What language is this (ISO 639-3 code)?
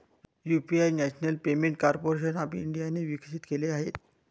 mar